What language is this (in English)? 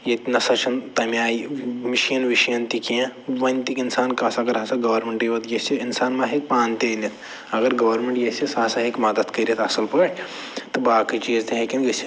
Kashmiri